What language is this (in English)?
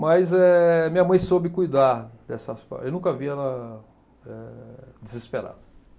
Portuguese